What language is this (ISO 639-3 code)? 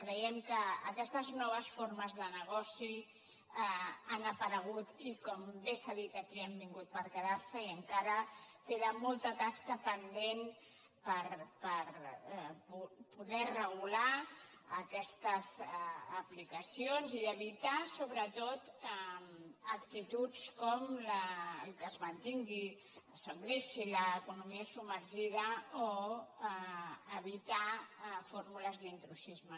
cat